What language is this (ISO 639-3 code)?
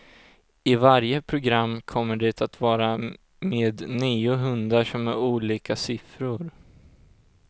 swe